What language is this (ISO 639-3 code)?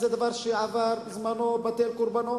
heb